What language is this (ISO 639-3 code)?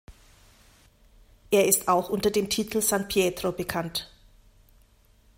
deu